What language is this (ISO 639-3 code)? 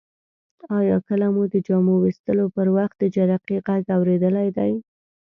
pus